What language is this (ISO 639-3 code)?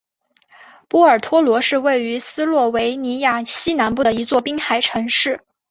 zho